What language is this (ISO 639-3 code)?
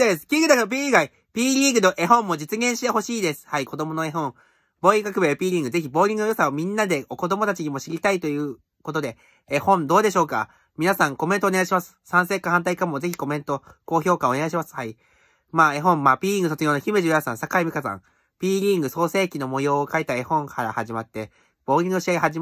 jpn